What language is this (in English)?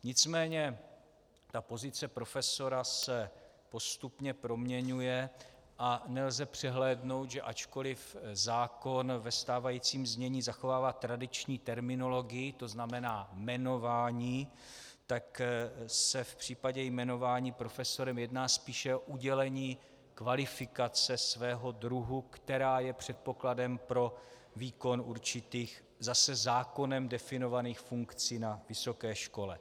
Czech